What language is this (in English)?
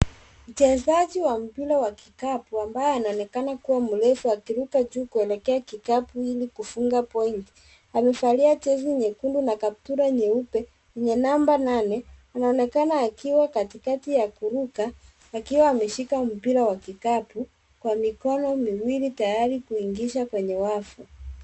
Swahili